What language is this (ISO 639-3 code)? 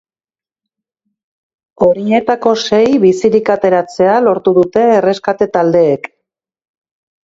eus